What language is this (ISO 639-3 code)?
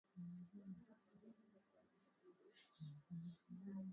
swa